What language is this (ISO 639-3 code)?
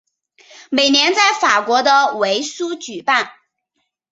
zho